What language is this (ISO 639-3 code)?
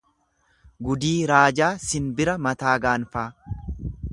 orm